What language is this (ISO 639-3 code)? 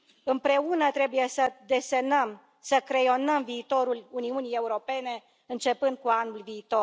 ron